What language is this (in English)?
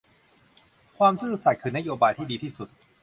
Thai